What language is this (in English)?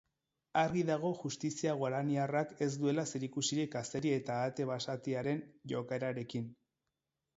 Basque